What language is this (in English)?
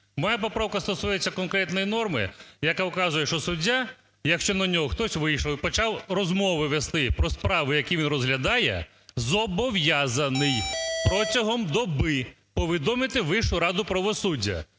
Ukrainian